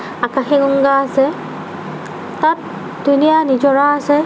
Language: Assamese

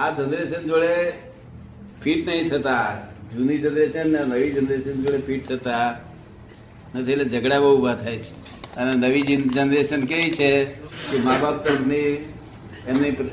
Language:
Gujarati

